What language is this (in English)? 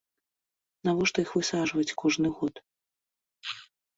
Belarusian